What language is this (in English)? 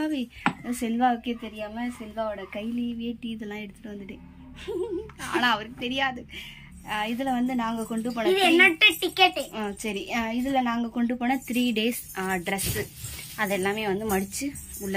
Tamil